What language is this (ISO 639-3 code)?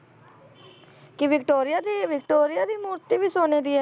pan